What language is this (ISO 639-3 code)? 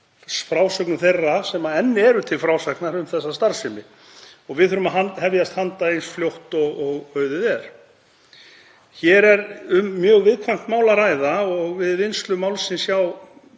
isl